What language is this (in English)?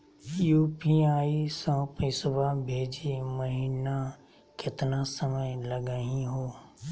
Magahi